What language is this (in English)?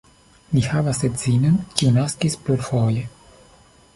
Esperanto